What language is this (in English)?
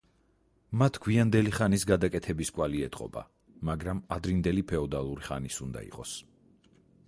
Georgian